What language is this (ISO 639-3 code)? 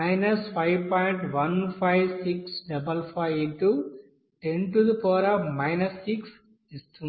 tel